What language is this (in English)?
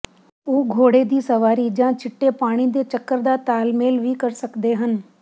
Punjabi